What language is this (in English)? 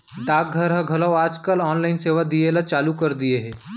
Chhattisgarhi